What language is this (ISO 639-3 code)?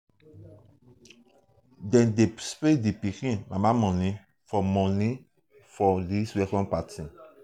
pcm